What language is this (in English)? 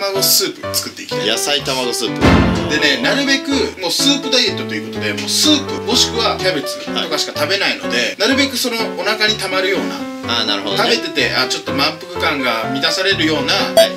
Japanese